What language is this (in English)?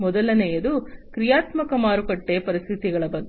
Kannada